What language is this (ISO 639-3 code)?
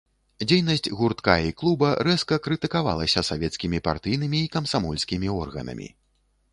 bel